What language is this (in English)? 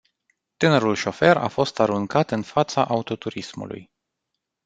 Romanian